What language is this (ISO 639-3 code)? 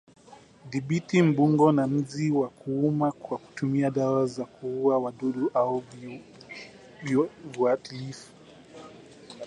swa